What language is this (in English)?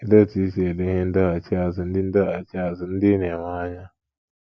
Igbo